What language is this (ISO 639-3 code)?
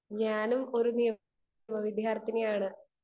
mal